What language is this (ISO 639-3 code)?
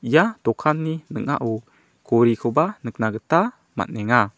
grt